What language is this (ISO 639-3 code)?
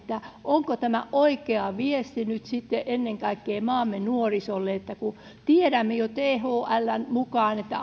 fin